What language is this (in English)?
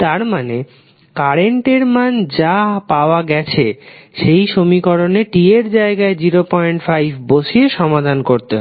Bangla